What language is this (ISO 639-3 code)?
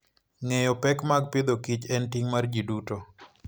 luo